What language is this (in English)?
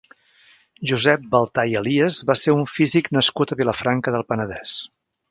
Catalan